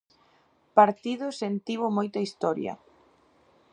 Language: Galician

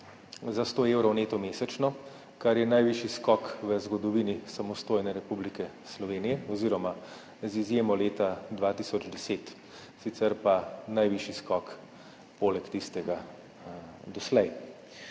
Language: Slovenian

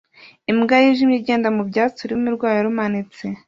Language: Kinyarwanda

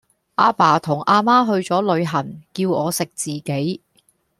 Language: Cantonese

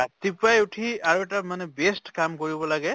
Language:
Assamese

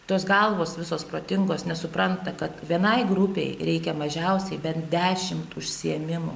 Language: Lithuanian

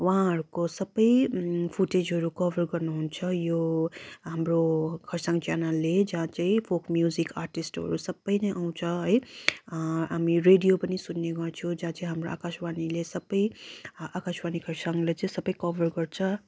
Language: Nepali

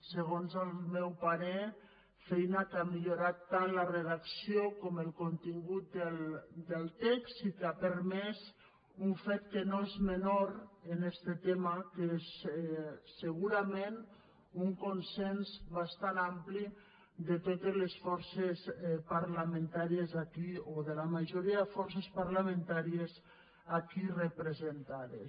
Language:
Catalan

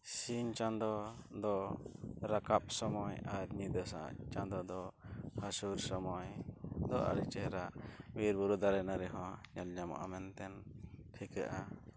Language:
Santali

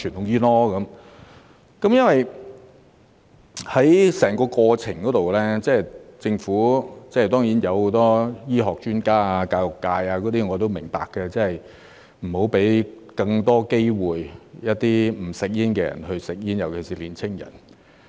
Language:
Cantonese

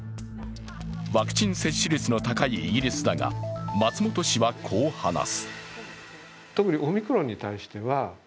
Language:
Japanese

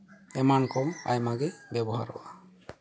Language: Santali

